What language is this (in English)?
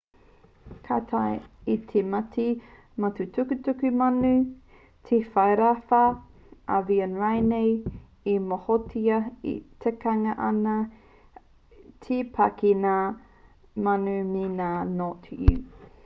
Māori